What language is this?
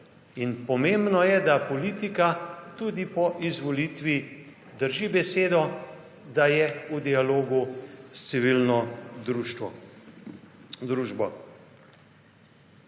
Slovenian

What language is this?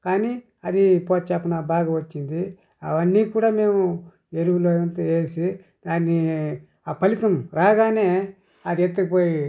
Telugu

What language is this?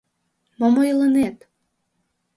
Mari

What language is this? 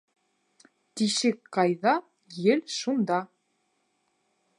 Bashkir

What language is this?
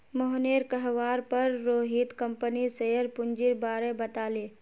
Magahi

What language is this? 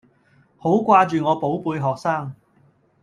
Cantonese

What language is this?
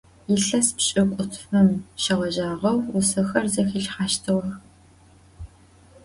Adyghe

